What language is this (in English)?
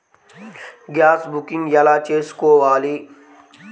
Telugu